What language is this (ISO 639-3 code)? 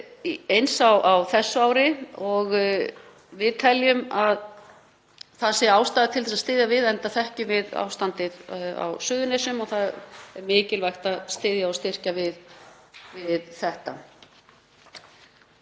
isl